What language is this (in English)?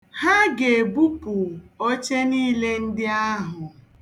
Igbo